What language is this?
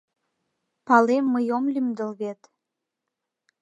Mari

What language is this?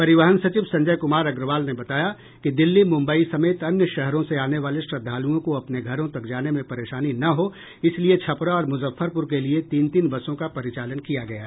Hindi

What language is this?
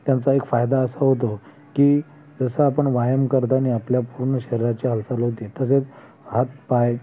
Marathi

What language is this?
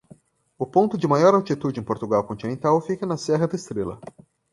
Portuguese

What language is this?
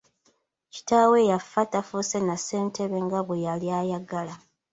Ganda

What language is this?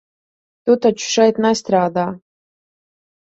Latvian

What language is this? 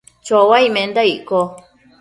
Matsés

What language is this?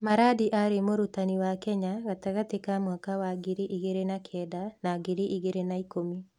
Kikuyu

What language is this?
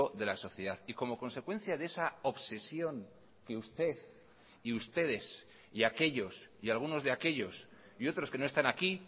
Spanish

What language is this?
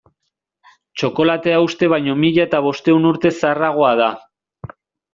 Basque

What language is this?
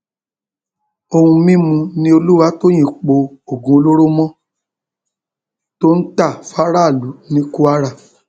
Yoruba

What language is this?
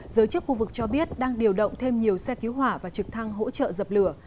Vietnamese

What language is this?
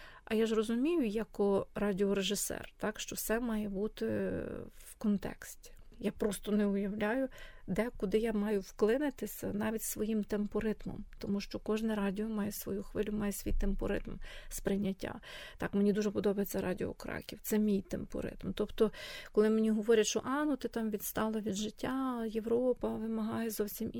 Ukrainian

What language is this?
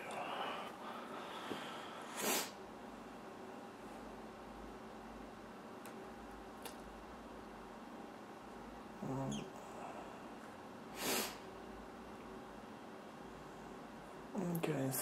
English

